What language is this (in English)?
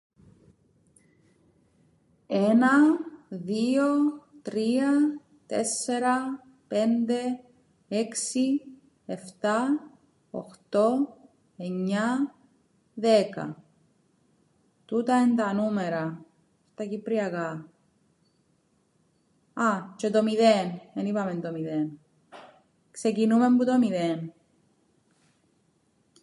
Greek